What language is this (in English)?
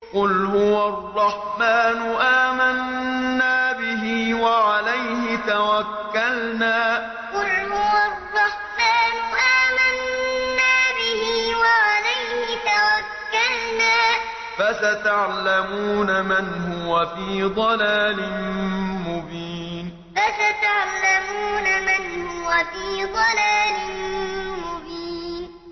Arabic